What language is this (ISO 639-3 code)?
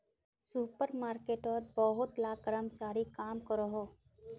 mag